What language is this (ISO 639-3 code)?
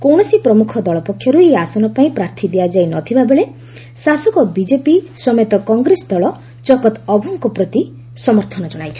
ori